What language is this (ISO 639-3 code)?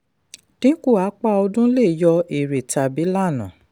yor